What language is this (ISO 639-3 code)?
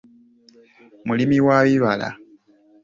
lug